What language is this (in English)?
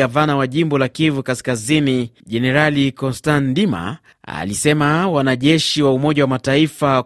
Swahili